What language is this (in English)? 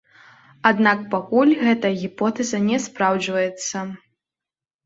Belarusian